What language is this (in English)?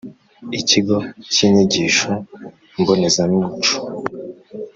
Kinyarwanda